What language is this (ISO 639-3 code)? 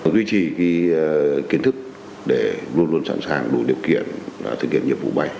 vie